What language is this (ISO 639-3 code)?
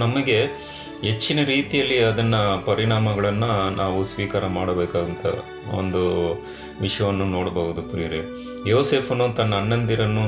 kan